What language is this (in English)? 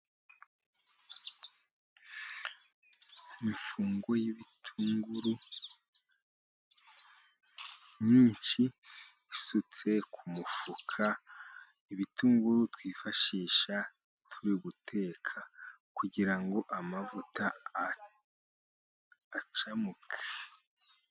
Kinyarwanda